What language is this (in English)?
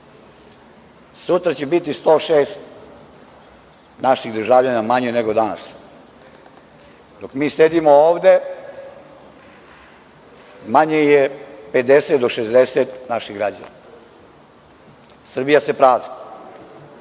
Serbian